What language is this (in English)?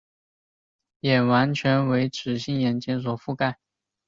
Chinese